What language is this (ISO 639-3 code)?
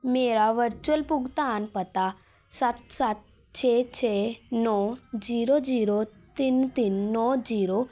pan